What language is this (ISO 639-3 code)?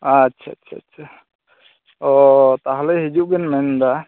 sat